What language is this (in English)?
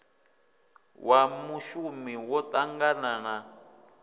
Venda